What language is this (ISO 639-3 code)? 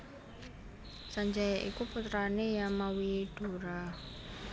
jav